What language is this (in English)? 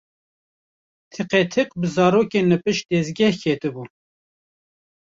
Kurdish